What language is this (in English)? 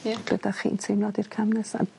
Welsh